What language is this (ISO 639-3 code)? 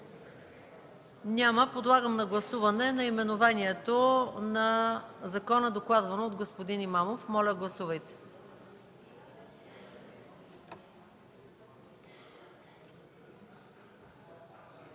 bul